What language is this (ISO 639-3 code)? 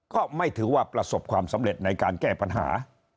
tha